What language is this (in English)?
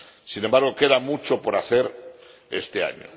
Spanish